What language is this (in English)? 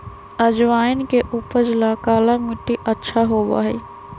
Magahi